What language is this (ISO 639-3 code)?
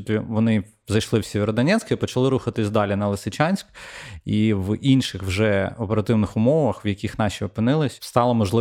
ukr